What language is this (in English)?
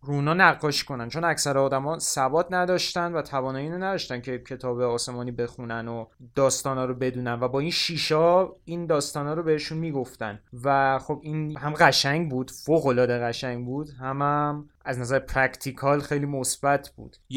Persian